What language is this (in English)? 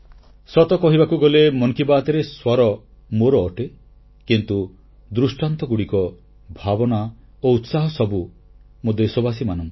Odia